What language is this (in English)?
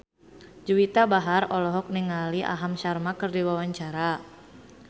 Sundanese